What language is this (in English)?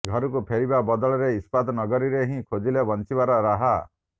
Odia